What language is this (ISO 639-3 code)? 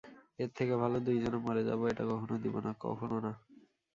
ben